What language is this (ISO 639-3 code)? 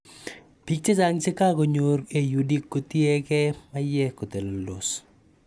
kln